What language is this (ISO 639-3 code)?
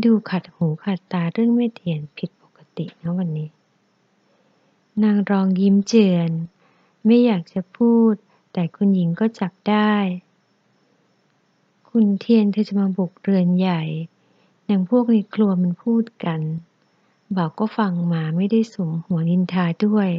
tha